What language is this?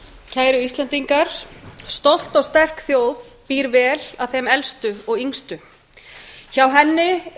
Icelandic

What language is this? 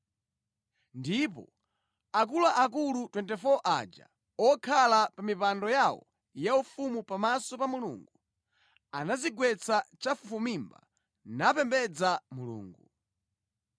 Nyanja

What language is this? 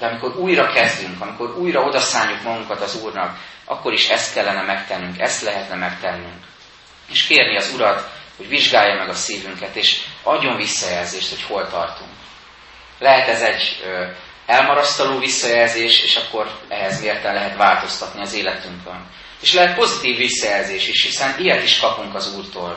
Hungarian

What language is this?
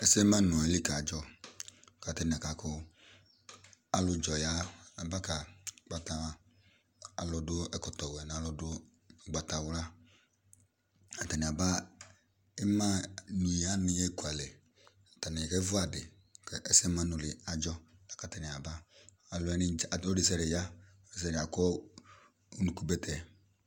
Ikposo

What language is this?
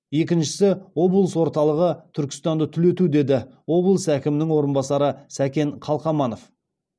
Kazakh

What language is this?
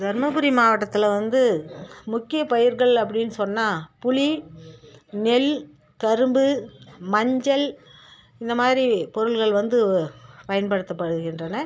Tamil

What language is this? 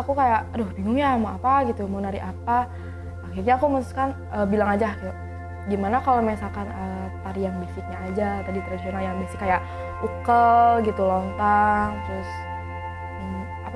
Indonesian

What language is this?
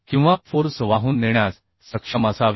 Marathi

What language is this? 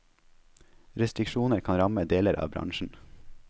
Norwegian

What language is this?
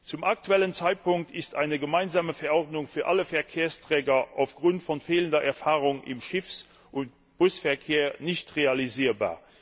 German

